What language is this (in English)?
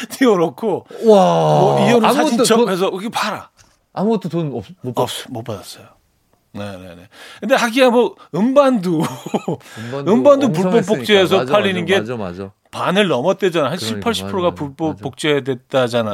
Korean